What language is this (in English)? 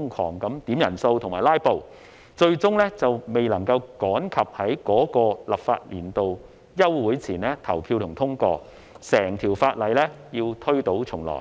Cantonese